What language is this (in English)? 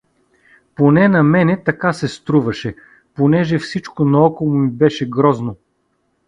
Bulgarian